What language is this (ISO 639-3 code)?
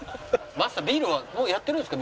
jpn